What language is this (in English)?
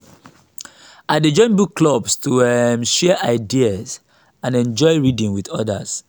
Nigerian Pidgin